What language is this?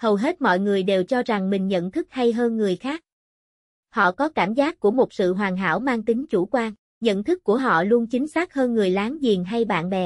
Vietnamese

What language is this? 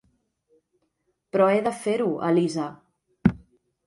Catalan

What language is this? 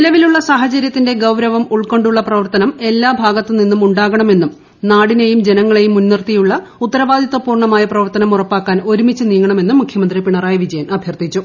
Malayalam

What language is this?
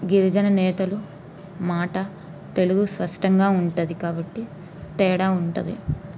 Telugu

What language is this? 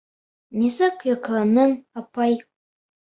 Bashkir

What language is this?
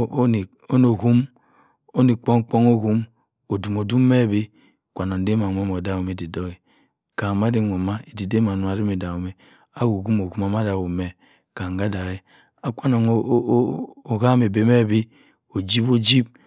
Cross River Mbembe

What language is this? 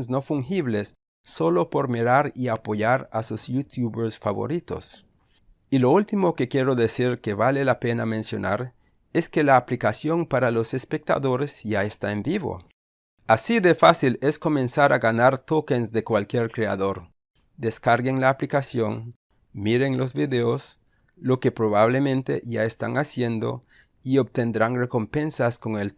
Spanish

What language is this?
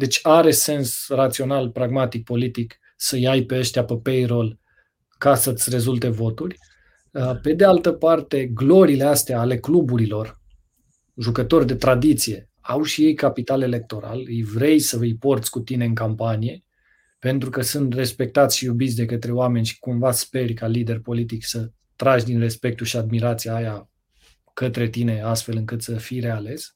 Romanian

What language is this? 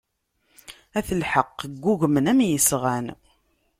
Kabyle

